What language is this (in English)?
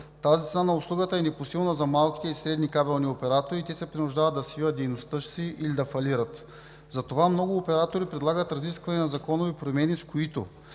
Bulgarian